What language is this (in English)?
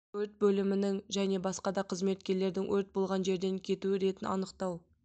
Kazakh